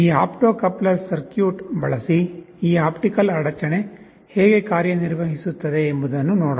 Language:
Kannada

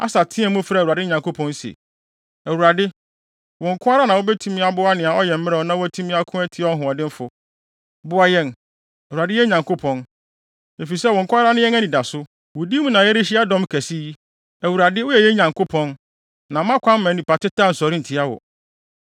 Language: Akan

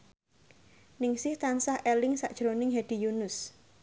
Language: Javanese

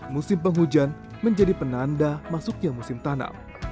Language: Indonesian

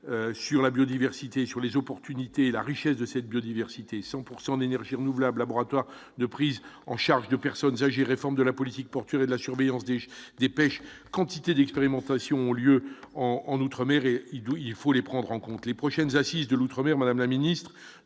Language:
French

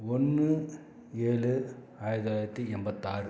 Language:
Tamil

